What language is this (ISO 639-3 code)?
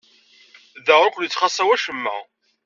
kab